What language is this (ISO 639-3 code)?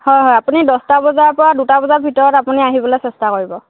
asm